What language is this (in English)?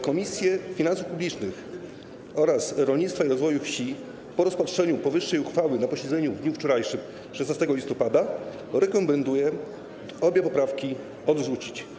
Polish